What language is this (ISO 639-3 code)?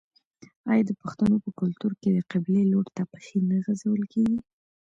pus